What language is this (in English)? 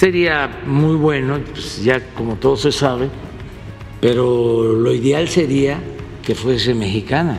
Spanish